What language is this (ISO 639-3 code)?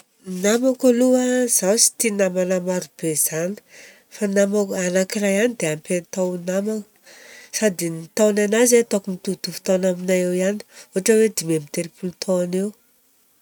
bzc